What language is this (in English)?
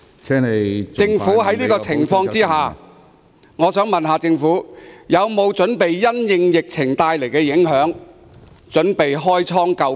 Cantonese